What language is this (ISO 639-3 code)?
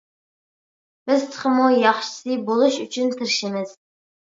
uig